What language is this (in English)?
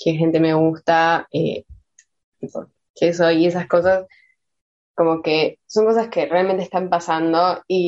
Spanish